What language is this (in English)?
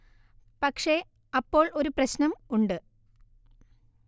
Malayalam